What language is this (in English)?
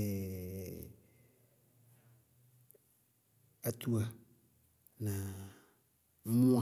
Bago-Kusuntu